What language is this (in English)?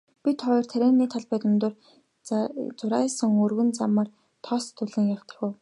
Mongolian